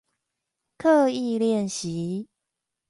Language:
Chinese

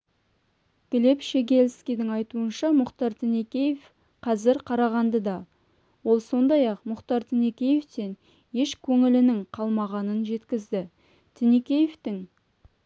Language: Kazakh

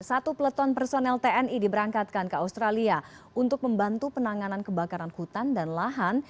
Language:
Indonesian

